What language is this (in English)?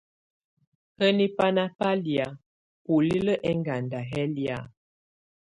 Tunen